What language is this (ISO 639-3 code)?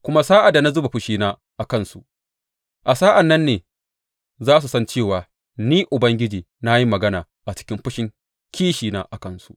hau